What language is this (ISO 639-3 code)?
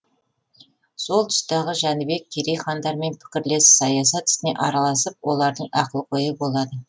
kaz